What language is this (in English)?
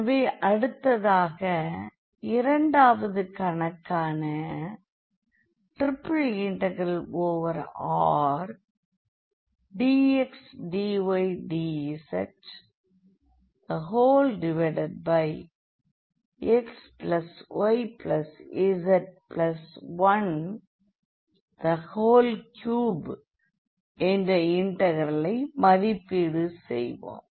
Tamil